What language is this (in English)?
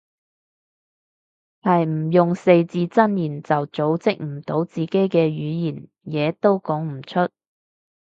Cantonese